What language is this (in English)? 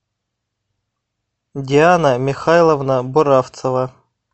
Russian